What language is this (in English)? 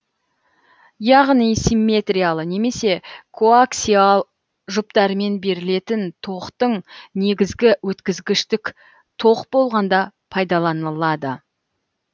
Kazakh